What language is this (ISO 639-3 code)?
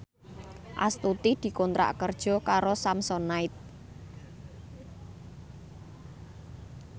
jav